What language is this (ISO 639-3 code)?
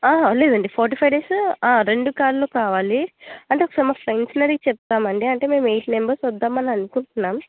tel